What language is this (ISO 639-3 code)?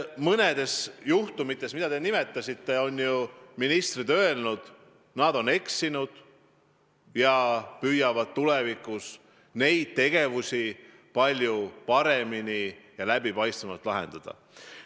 est